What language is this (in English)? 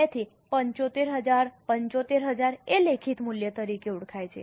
Gujarati